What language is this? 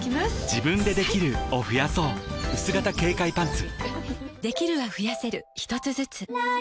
Japanese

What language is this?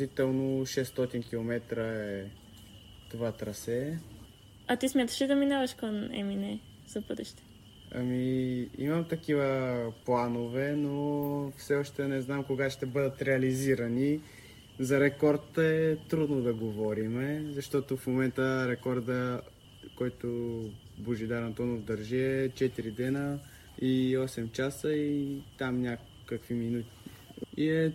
Bulgarian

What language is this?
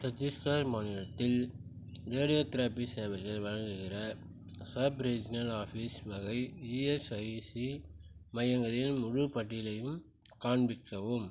Tamil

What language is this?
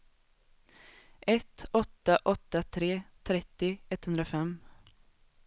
Swedish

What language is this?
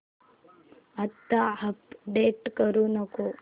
Marathi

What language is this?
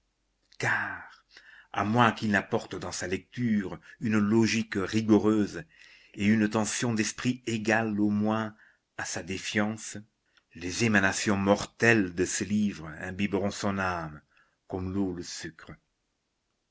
French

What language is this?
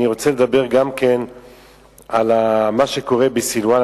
Hebrew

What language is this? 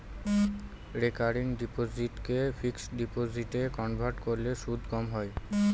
Bangla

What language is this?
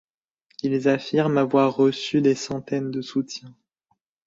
French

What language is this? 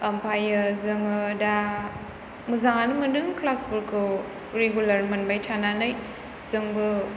Bodo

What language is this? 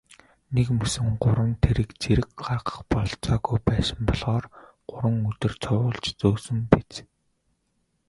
Mongolian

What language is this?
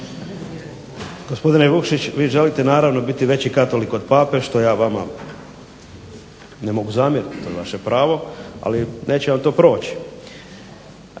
Croatian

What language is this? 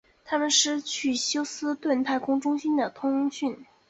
Chinese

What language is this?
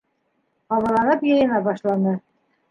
Bashkir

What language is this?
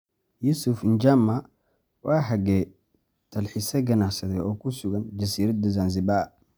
Somali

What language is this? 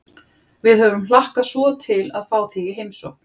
Icelandic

